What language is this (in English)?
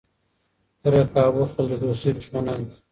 Pashto